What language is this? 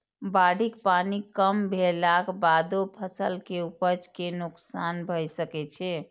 Maithili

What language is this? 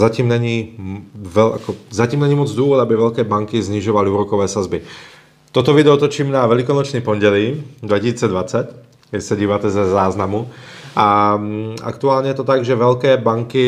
Czech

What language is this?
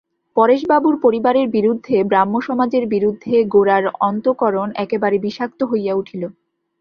Bangla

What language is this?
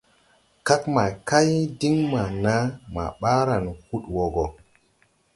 Tupuri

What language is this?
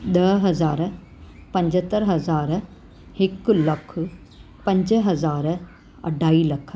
Sindhi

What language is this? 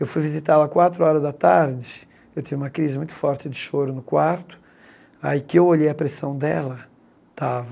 Portuguese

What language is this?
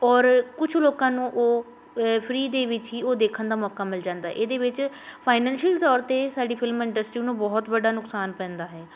Punjabi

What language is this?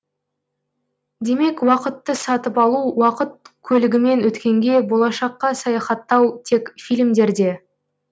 Kazakh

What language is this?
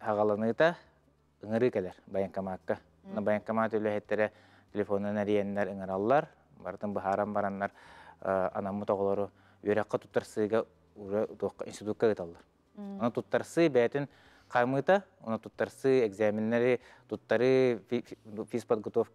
Turkish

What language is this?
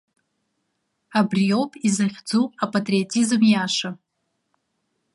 Abkhazian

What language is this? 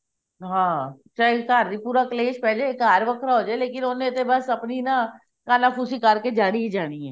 Punjabi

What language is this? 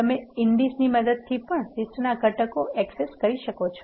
Gujarati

